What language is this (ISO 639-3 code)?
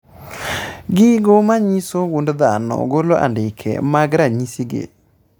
luo